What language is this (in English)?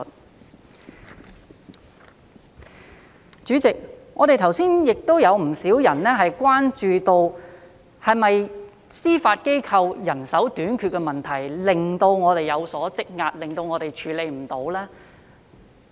Cantonese